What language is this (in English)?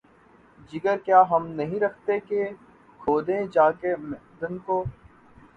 Urdu